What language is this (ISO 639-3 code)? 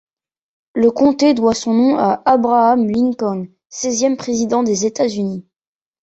fra